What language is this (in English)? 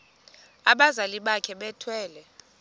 Xhosa